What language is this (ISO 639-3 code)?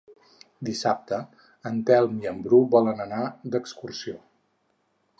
cat